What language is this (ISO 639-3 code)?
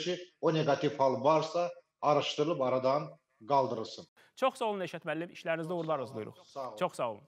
tur